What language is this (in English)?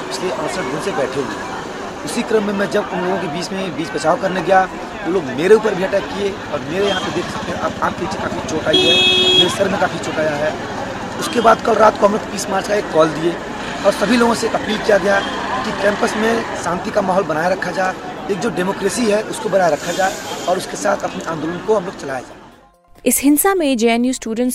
Hindi